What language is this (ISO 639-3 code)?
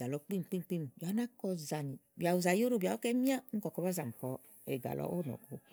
ahl